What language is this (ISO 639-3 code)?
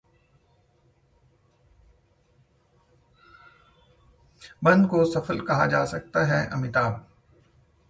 hin